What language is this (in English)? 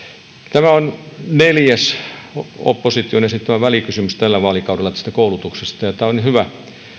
Finnish